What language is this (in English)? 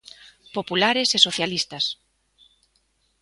Galician